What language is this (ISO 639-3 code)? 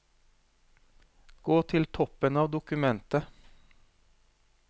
nor